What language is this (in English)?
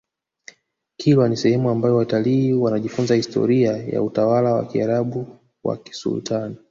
Swahili